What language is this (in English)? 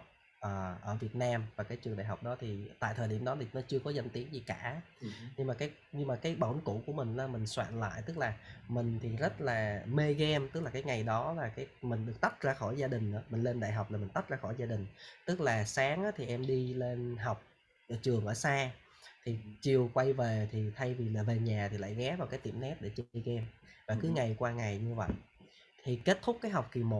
Vietnamese